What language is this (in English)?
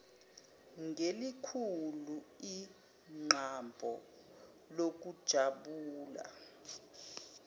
Zulu